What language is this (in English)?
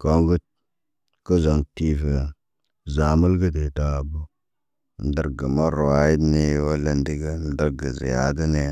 Naba